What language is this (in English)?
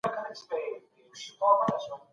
Pashto